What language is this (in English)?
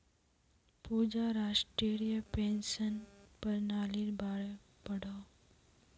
Magahi